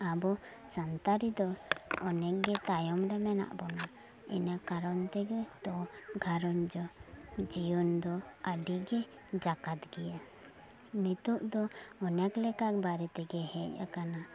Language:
Santali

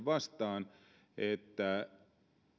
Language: Finnish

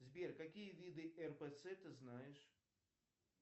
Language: Russian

